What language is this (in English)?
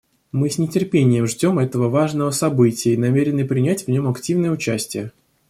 Russian